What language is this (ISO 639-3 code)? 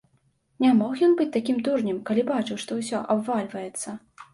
bel